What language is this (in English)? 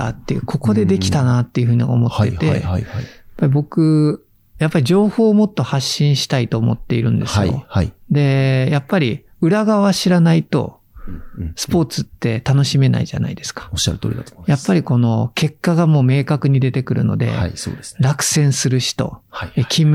Japanese